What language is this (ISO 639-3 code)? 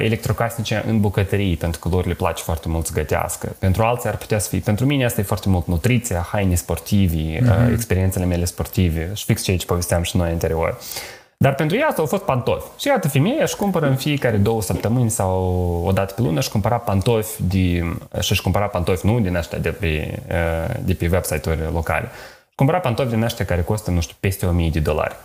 ron